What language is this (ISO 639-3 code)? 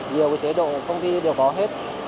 vie